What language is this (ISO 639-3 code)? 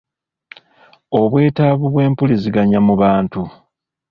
lug